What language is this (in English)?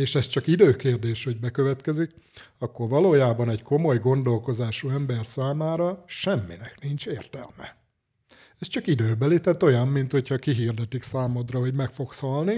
Hungarian